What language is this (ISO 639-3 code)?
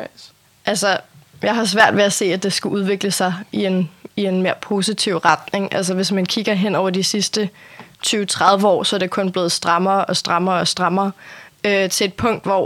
dan